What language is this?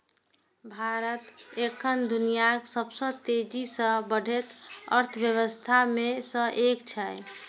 Maithili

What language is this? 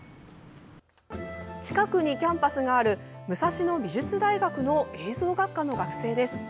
Japanese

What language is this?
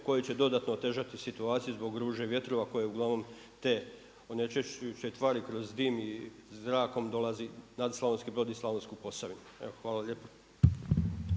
Croatian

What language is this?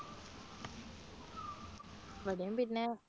Malayalam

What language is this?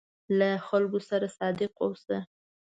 Pashto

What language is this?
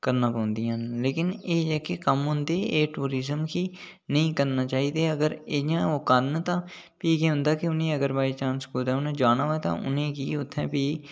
Dogri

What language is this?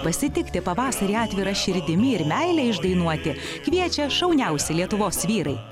Lithuanian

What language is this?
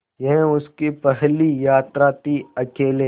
Hindi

